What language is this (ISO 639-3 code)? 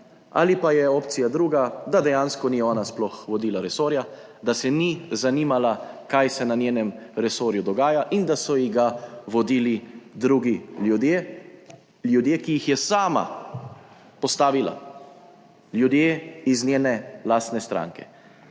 slv